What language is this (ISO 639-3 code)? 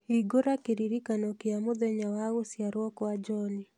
kik